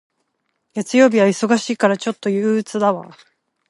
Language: Japanese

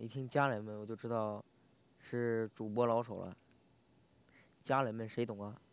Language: Chinese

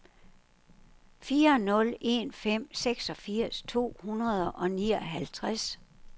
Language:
Danish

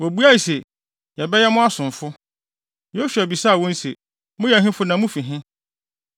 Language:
Akan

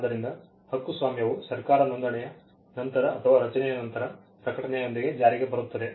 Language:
Kannada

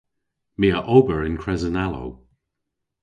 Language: Cornish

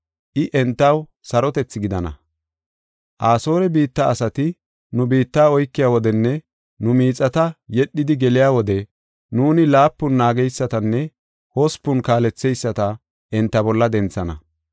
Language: Gofa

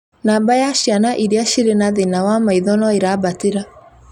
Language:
Kikuyu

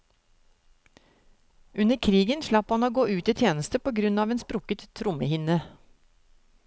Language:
Norwegian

